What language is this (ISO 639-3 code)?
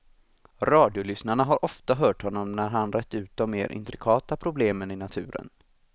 swe